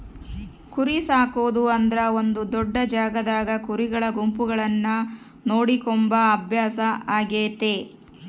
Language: Kannada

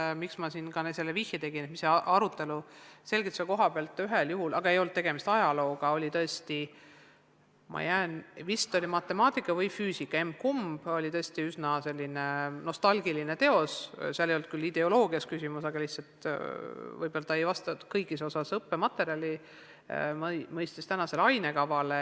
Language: Estonian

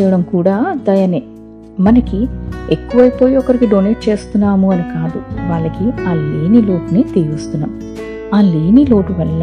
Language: Telugu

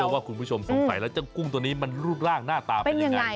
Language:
Thai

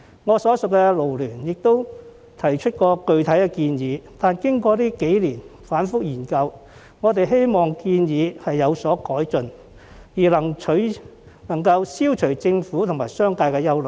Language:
Cantonese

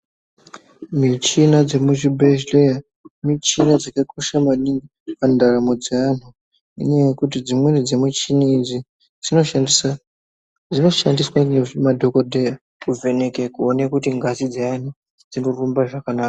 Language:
Ndau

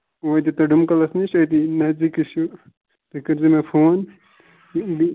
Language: Kashmiri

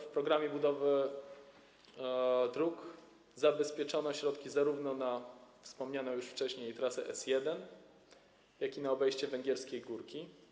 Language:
Polish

